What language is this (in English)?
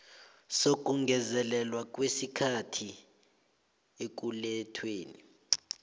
South Ndebele